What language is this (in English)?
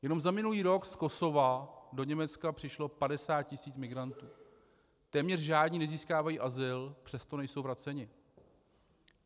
Czech